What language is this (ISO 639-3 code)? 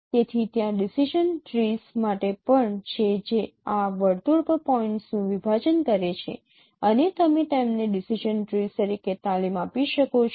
guj